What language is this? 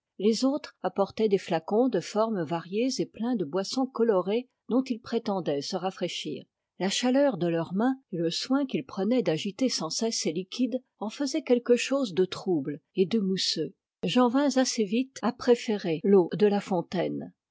French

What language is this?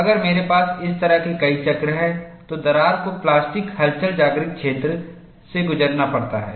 Hindi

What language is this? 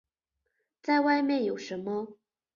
Chinese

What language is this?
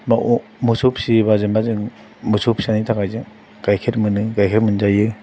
Bodo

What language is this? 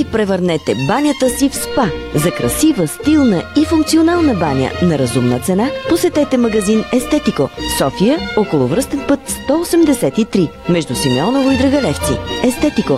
Bulgarian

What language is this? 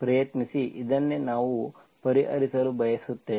Kannada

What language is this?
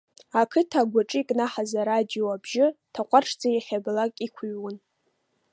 Abkhazian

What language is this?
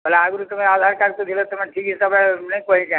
Odia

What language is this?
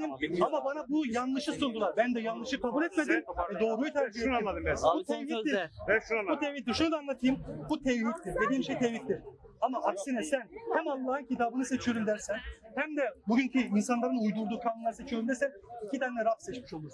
Turkish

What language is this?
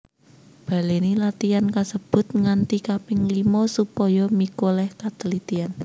Javanese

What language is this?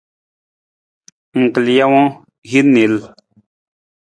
Nawdm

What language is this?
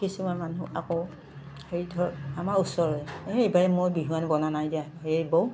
Assamese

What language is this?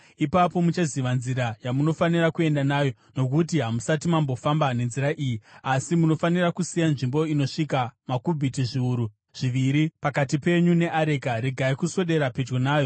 Shona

